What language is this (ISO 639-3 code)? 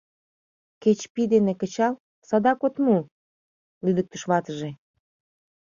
chm